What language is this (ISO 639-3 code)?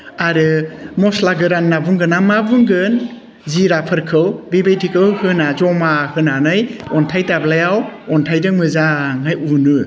brx